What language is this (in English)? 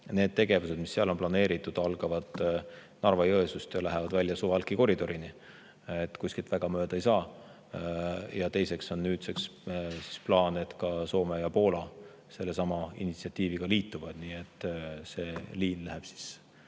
Estonian